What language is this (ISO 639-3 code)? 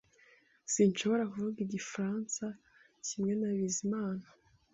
kin